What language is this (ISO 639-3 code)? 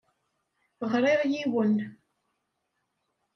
kab